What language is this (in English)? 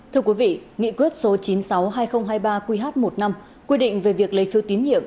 Vietnamese